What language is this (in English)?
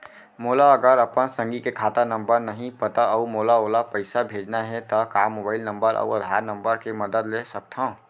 Chhattisgarhi